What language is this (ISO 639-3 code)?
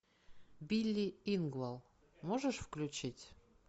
rus